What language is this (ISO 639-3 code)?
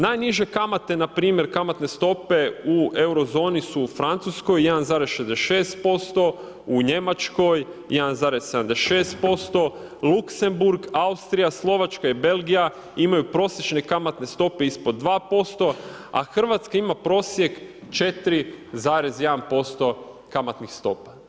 hrv